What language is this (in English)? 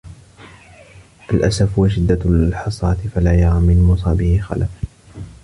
Arabic